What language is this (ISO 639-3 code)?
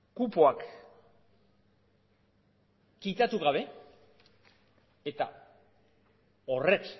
eus